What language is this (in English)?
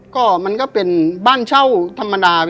Thai